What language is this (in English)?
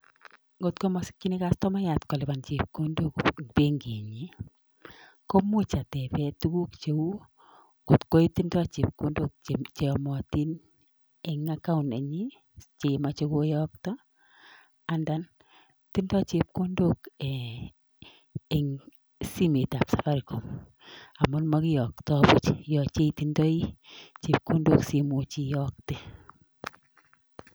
Kalenjin